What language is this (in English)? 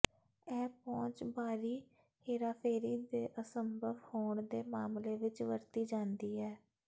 Punjabi